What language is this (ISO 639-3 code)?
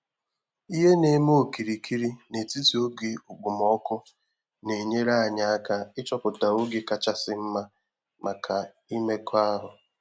ibo